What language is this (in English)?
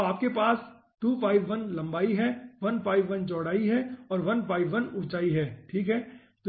Hindi